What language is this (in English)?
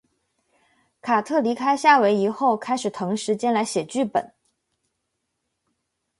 Chinese